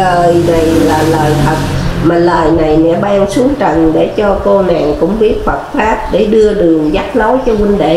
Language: Vietnamese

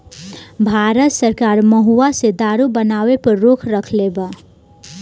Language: Bhojpuri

